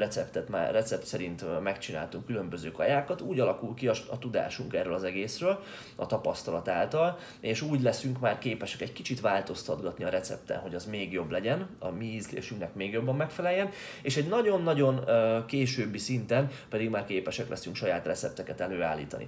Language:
Hungarian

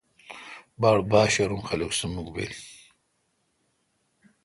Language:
Kalkoti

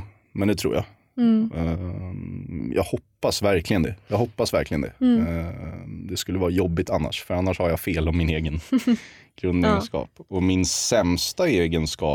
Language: Swedish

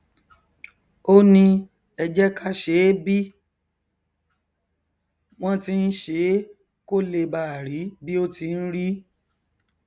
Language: Yoruba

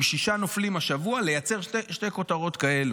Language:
Hebrew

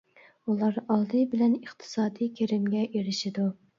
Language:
Uyghur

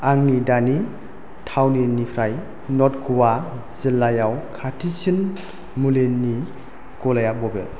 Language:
Bodo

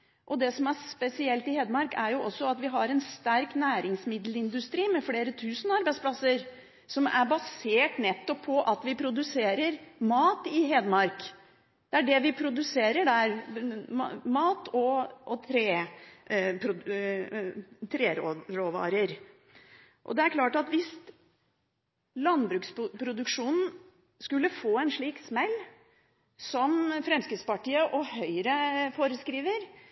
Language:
Norwegian Bokmål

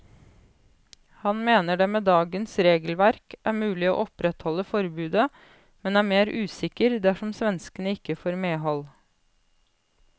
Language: Norwegian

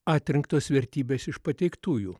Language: Lithuanian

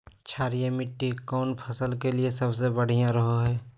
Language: Magahi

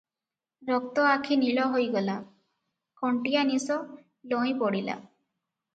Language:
Odia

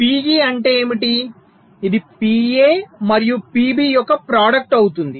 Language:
Telugu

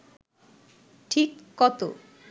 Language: Bangla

